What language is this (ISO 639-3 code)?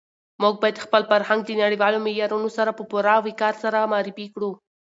pus